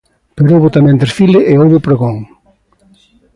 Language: Galician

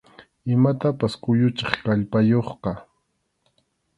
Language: Arequipa-La Unión Quechua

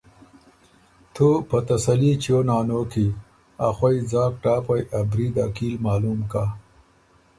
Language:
Ormuri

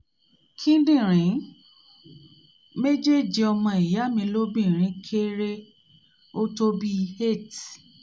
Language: Yoruba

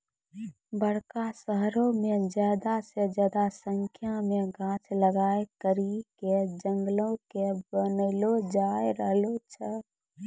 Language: Maithili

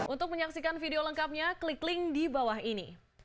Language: Indonesian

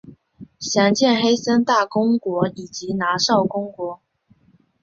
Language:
Chinese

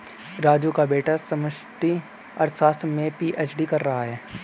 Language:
Hindi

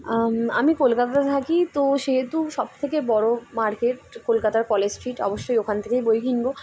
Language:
Bangla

